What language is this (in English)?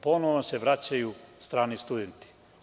Serbian